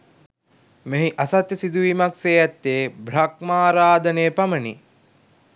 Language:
Sinhala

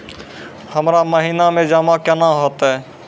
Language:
Maithili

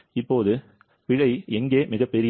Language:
Tamil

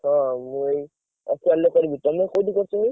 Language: Odia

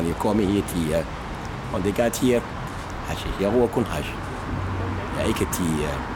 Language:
Danish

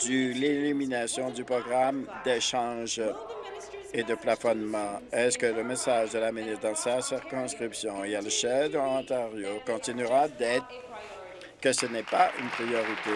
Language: French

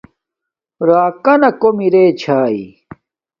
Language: Domaaki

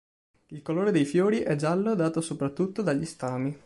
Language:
Italian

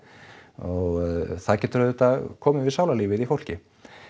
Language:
Icelandic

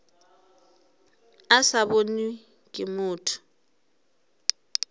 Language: Northern Sotho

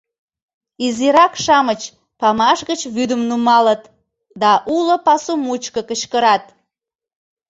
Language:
Mari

